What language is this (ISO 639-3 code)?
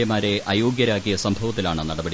mal